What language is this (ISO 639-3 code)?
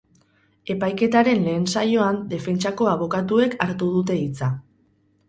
eus